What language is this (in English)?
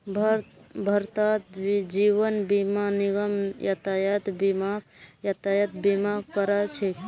Magahi